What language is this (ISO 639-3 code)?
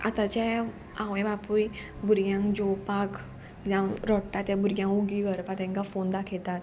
kok